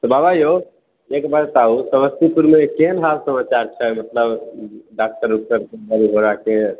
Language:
Maithili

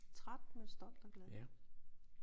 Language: Danish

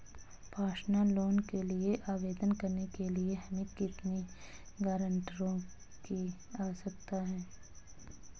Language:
Hindi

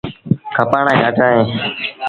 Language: Sindhi Bhil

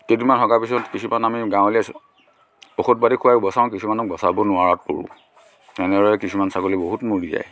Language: Assamese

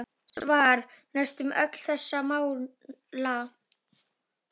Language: Icelandic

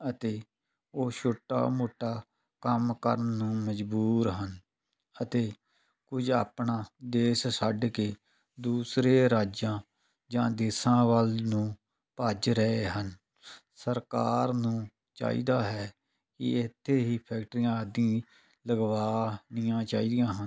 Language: Punjabi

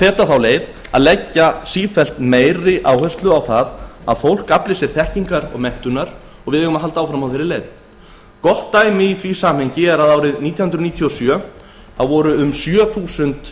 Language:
Icelandic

